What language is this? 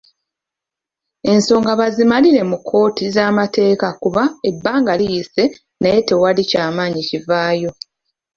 Ganda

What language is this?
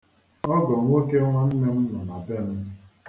Igbo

